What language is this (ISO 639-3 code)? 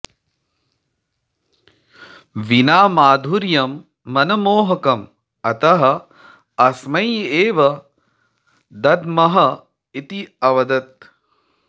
san